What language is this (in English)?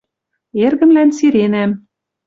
Western Mari